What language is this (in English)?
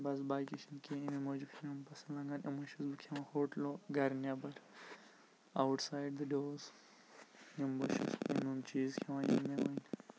Kashmiri